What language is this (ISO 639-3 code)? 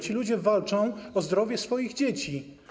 pol